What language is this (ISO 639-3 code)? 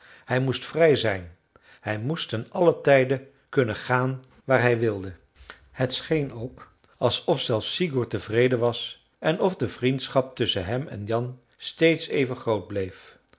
nld